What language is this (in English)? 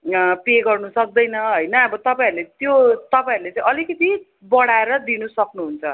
Nepali